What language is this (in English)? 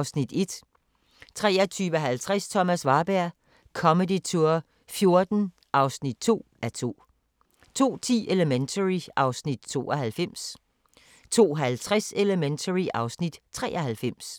Danish